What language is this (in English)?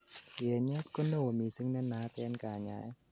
Kalenjin